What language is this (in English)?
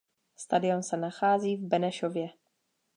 Czech